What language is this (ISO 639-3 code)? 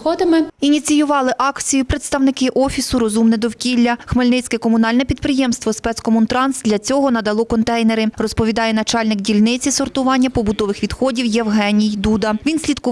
ukr